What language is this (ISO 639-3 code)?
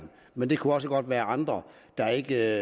dan